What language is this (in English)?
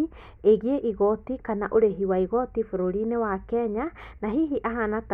Kikuyu